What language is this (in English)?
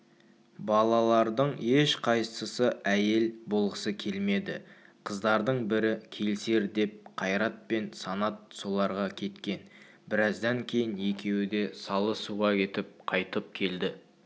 Kazakh